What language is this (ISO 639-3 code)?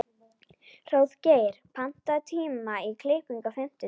isl